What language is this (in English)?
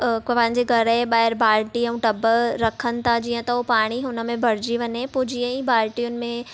Sindhi